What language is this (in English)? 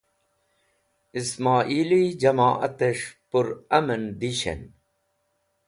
Wakhi